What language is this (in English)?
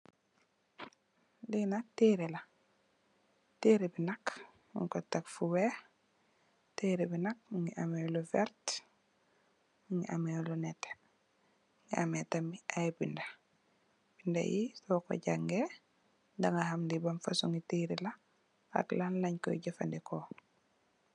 Wolof